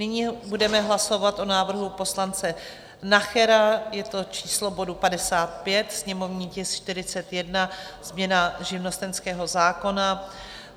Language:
Czech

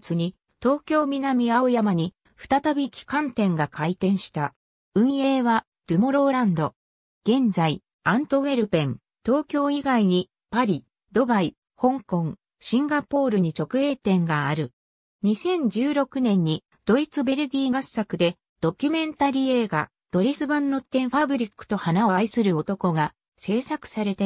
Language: Japanese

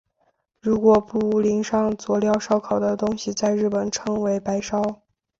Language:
Chinese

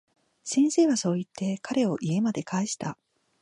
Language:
Japanese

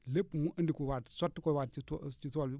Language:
Wolof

